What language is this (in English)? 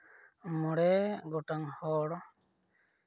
Santali